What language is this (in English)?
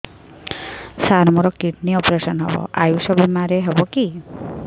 Odia